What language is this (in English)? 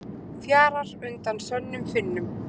Icelandic